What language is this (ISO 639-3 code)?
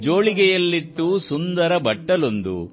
kan